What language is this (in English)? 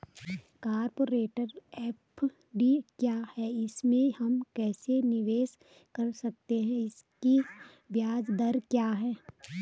Hindi